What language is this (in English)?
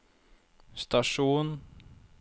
Norwegian